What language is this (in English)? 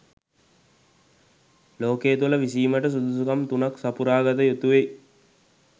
Sinhala